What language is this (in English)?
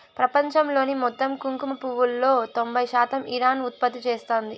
Telugu